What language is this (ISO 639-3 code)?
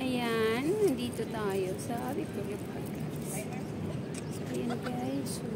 fil